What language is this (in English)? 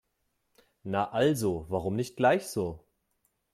German